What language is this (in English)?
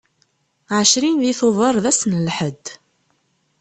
Kabyle